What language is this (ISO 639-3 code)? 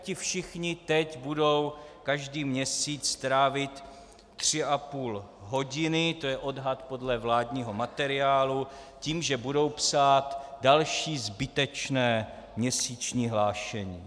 ces